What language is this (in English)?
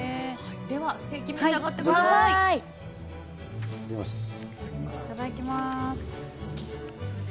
Japanese